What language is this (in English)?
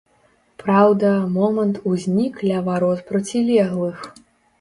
Belarusian